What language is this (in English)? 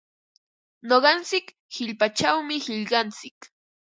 Ambo-Pasco Quechua